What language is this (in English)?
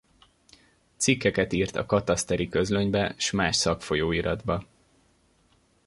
Hungarian